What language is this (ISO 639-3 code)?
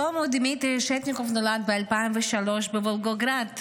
heb